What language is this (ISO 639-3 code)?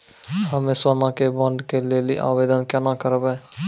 mai